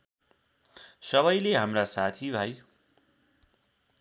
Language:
Nepali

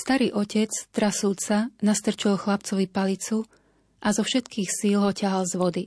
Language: Slovak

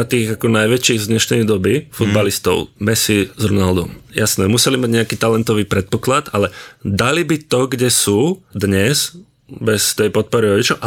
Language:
Czech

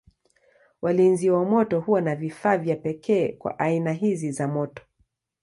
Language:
Swahili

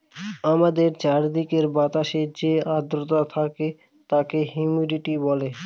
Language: Bangla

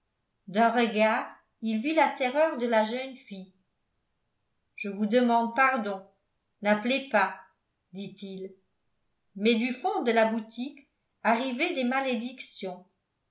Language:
French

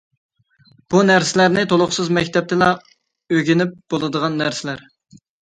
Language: Uyghur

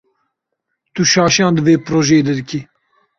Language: Kurdish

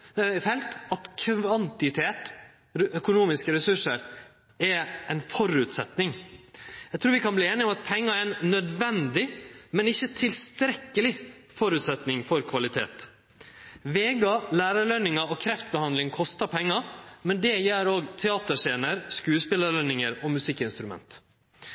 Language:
Norwegian Nynorsk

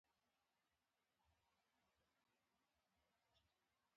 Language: Pashto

